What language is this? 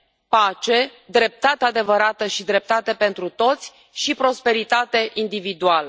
Romanian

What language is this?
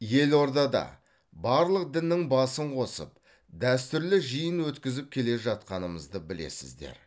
Kazakh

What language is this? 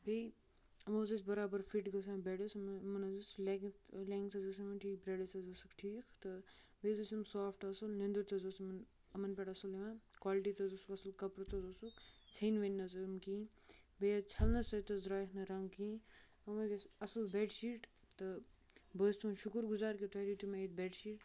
Kashmiri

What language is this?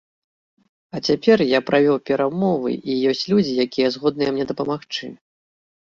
Belarusian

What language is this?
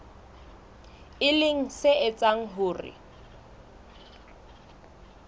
Southern Sotho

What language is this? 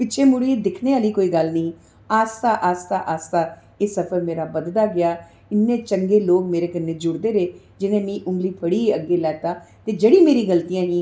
Dogri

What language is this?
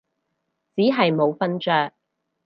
Cantonese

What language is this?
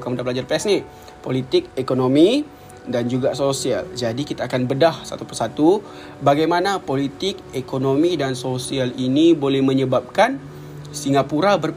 Malay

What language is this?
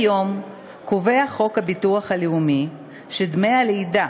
Hebrew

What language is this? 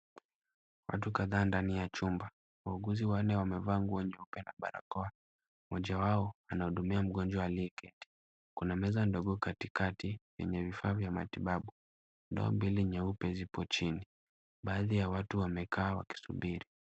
Swahili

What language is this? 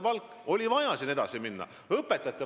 Estonian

